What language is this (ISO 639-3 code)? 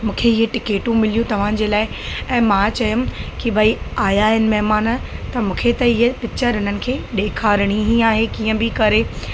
snd